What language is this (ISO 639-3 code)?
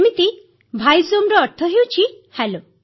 ori